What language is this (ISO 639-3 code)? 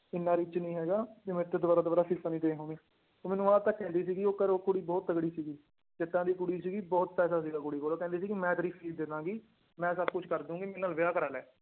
pan